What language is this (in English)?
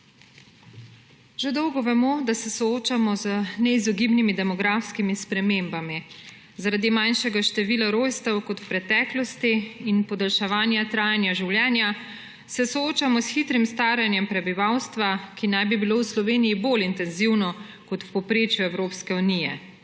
Slovenian